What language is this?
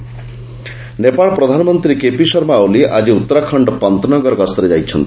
Odia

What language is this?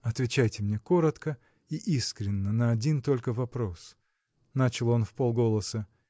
Russian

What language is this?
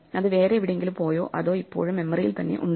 Malayalam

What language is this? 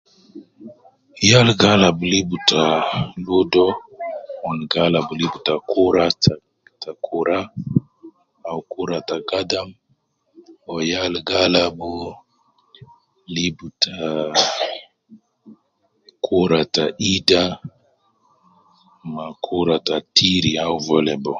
Nubi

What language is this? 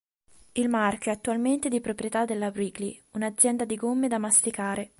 Italian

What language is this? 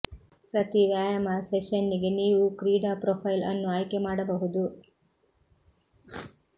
Kannada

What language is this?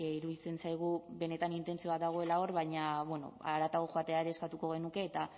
Basque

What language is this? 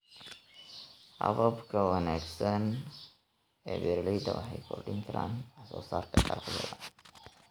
Somali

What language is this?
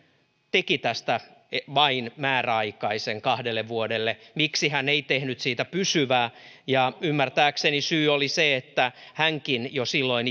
Finnish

